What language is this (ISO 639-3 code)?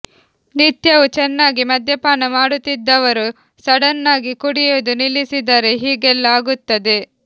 kan